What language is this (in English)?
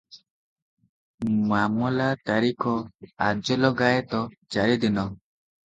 Odia